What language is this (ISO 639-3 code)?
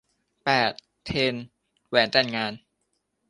tha